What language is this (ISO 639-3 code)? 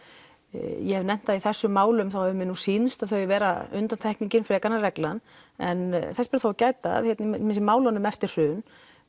isl